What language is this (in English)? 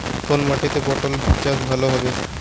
Bangla